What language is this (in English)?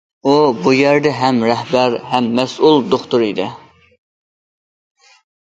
Uyghur